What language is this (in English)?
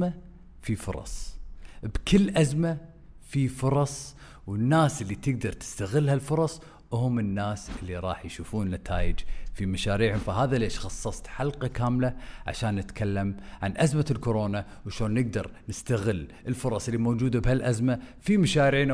Arabic